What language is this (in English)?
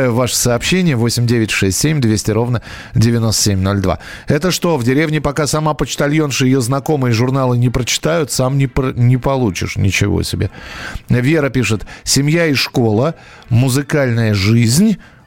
Russian